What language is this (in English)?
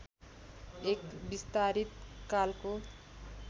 Nepali